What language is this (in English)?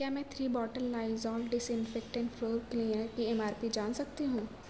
Urdu